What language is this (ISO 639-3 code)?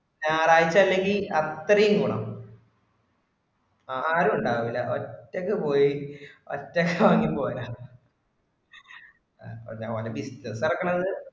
mal